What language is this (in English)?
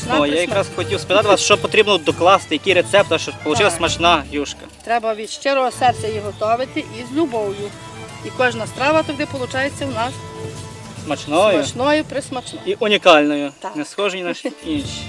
Ukrainian